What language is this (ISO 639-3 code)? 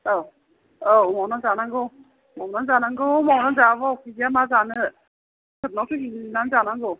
brx